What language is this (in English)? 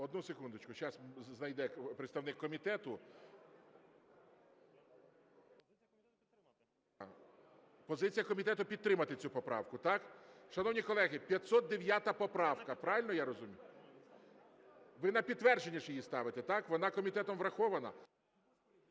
Ukrainian